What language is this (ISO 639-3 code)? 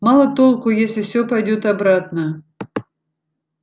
rus